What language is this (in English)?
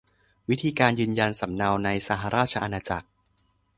Thai